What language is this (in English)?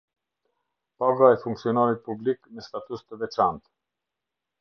Albanian